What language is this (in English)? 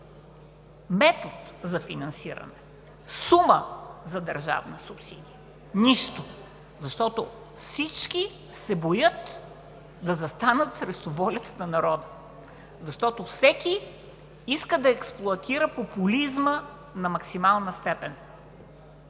Bulgarian